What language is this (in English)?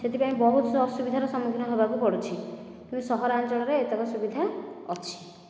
Odia